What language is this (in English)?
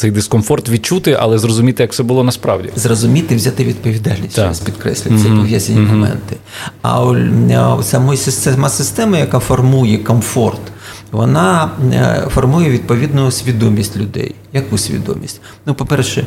Ukrainian